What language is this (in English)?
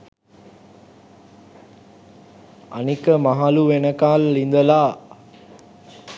Sinhala